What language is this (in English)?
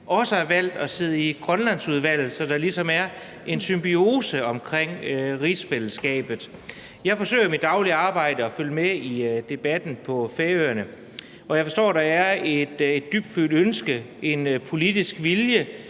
Danish